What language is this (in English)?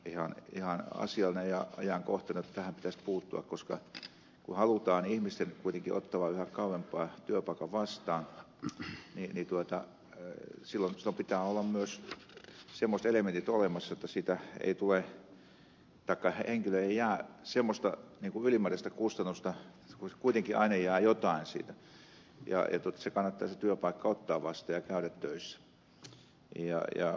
Finnish